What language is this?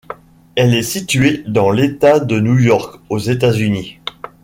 French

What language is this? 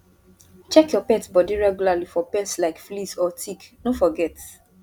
Nigerian Pidgin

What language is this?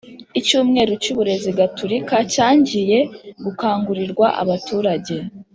Kinyarwanda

